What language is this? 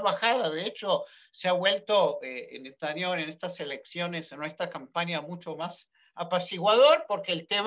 Spanish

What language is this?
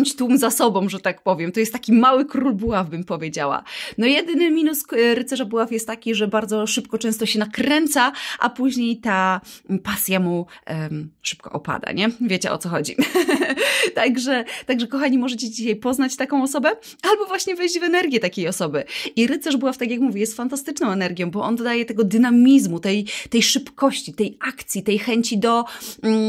Polish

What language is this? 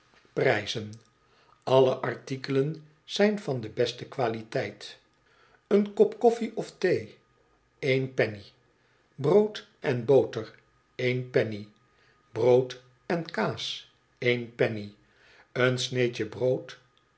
Dutch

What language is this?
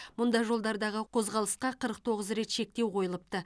Kazakh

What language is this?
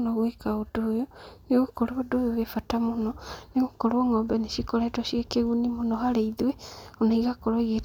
Kikuyu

